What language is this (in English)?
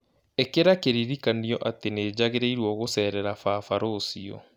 Kikuyu